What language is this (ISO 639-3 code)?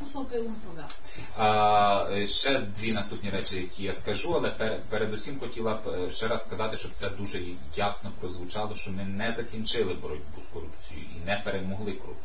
ron